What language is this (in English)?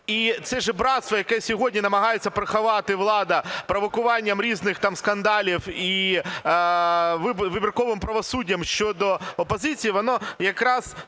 Ukrainian